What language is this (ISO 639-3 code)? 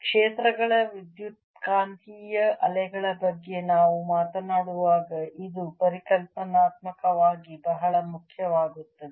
kan